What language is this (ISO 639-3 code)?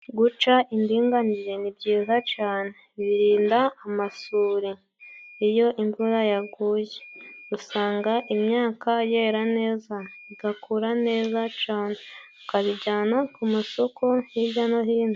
kin